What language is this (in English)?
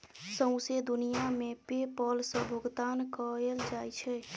Maithili